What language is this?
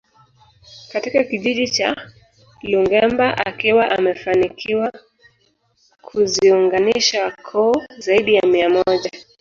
Swahili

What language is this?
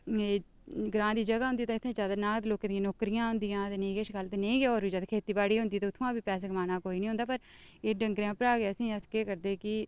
Dogri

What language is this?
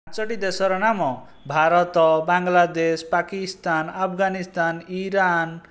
Odia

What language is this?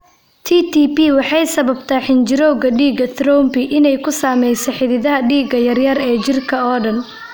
Somali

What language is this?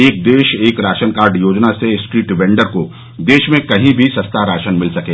Hindi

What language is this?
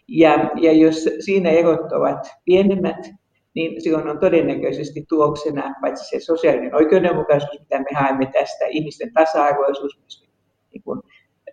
Finnish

